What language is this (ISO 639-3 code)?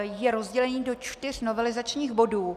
ces